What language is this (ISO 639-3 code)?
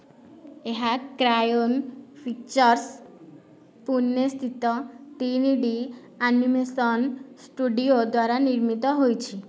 ori